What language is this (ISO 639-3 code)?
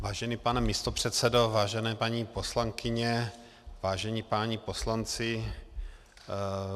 ces